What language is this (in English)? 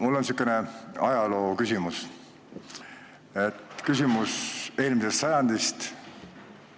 Estonian